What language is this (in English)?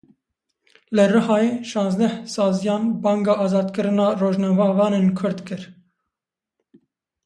Kurdish